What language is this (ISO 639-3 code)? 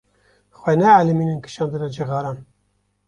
kur